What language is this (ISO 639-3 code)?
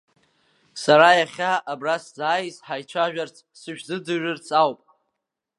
abk